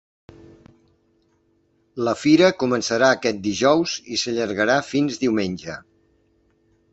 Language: Catalan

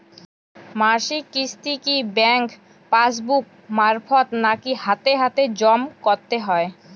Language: Bangla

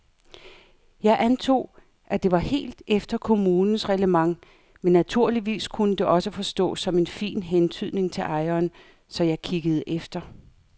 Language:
Danish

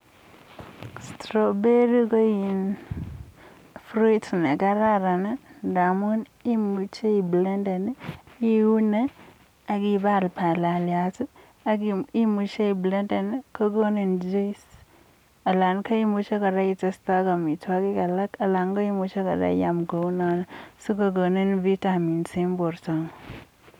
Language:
Kalenjin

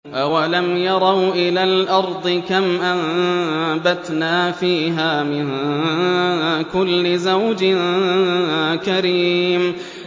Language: Arabic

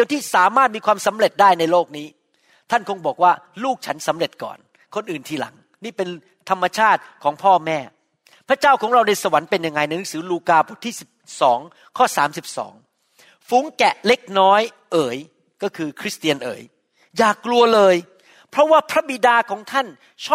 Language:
Thai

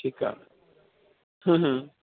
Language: Punjabi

